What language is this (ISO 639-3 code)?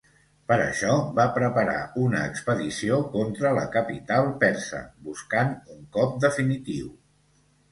cat